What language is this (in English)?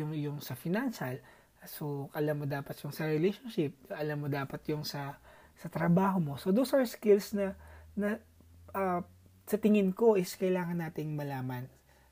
Filipino